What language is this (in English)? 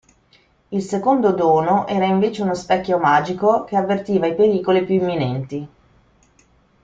Italian